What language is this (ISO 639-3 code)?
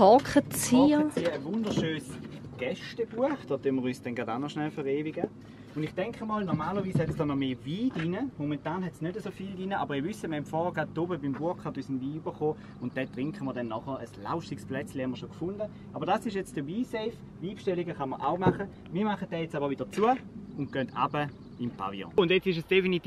deu